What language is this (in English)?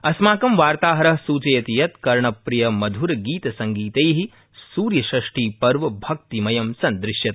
Sanskrit